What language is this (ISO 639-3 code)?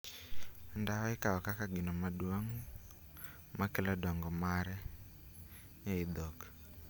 luo